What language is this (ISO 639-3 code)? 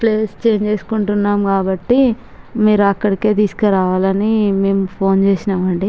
tel